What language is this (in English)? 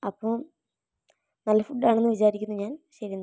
Malayalam